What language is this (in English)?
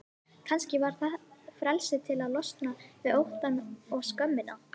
Icelandic